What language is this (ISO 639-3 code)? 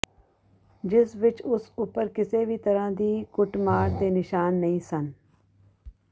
pan